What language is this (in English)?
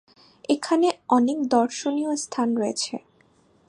Bangla